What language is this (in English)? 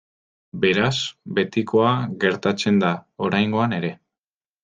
Basque